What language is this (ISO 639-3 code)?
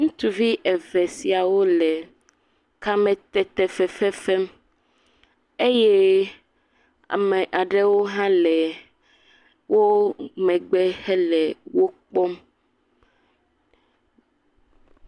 ewe